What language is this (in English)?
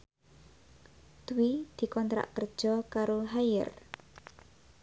Javanese